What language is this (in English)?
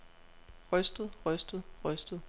Danish